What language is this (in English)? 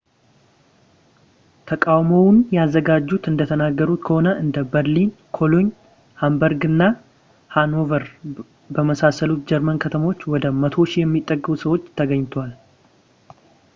Amharic